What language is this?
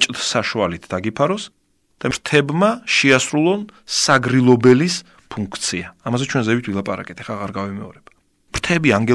Ukrainian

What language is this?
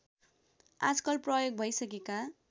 Nepali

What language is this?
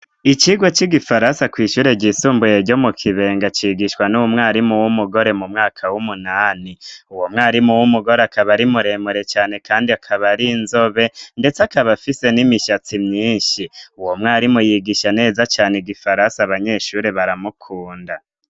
Rundi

